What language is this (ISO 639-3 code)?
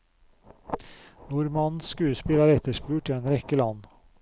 nor